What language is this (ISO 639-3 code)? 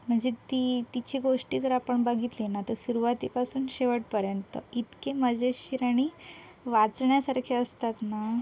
mar